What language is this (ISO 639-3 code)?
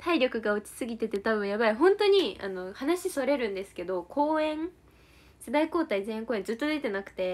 jpn